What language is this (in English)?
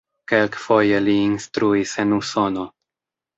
Esperanto